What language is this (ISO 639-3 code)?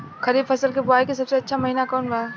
bho